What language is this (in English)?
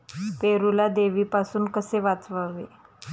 Marathi